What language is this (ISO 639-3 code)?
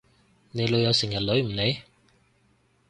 yue